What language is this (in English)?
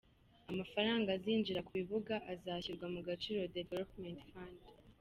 Kinyarwanda